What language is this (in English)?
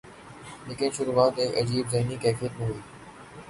Urdu